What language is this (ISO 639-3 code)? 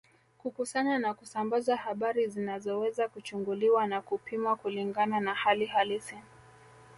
swa